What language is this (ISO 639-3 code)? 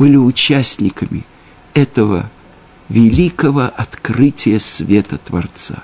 rus